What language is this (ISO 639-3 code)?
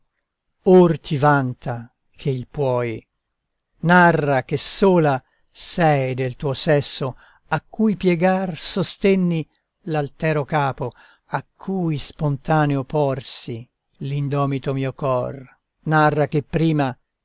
ita